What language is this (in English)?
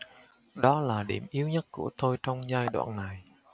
Vietnamese